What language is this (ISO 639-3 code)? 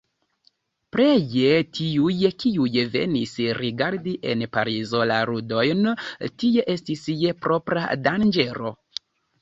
epo